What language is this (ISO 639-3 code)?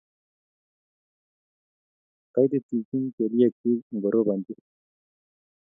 kln